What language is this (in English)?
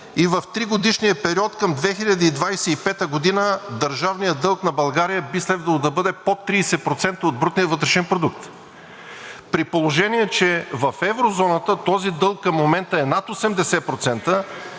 Bulgarian